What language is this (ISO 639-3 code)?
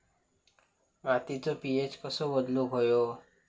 mar